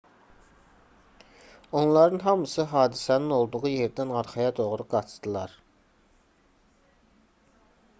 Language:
Azerbaijani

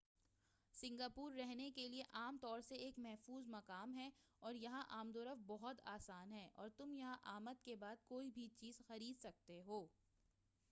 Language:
Urdu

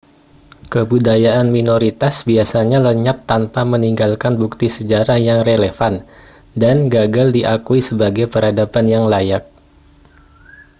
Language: Indonesian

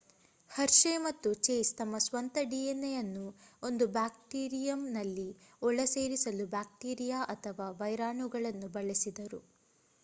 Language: Kannada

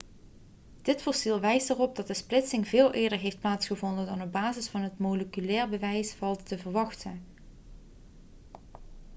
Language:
Dutch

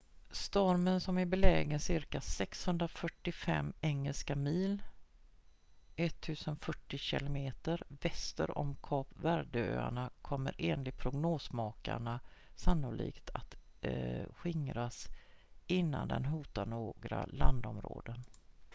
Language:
Swedish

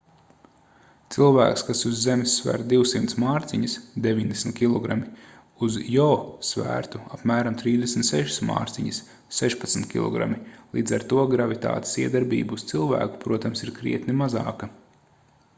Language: Latvian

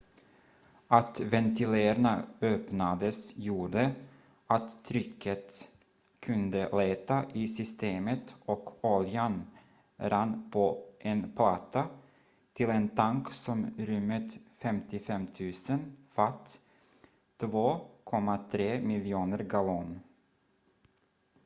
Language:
Swedish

